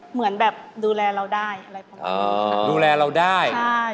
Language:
Thai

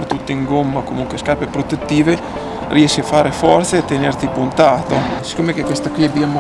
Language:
Italian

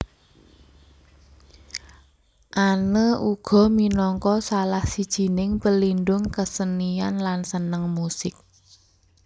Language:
Javanese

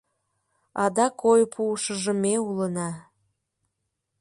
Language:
Mari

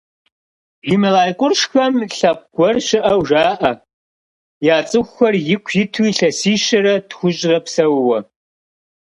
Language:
Kabardian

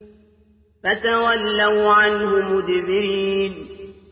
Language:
Arabic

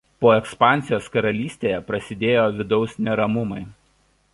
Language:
Lithuanian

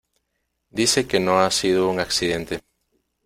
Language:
Spanish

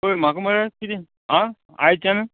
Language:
Konkani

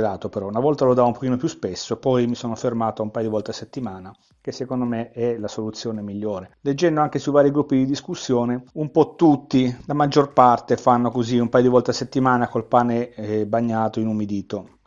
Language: Italian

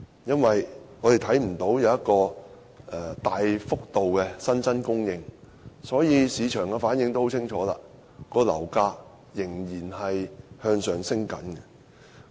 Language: Cantonese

